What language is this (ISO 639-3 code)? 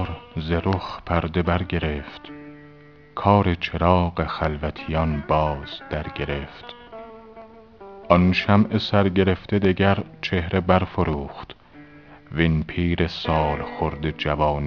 fas